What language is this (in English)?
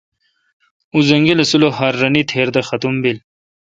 Kalkoti